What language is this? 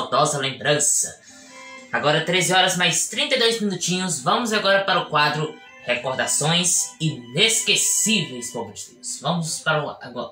Portuguese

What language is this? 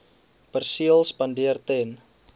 Afrikaans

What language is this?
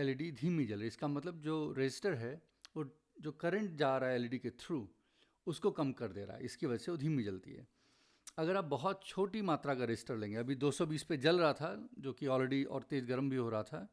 Hindi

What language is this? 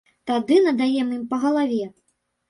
Belarusian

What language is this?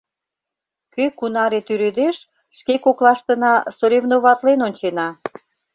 Mari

